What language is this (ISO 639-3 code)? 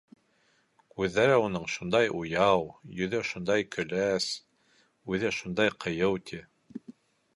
bak